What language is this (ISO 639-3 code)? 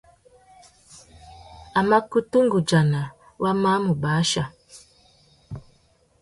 bag